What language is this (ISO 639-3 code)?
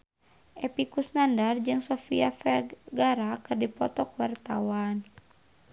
sun